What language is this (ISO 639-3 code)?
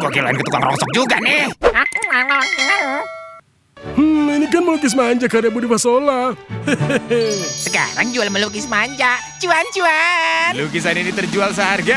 ind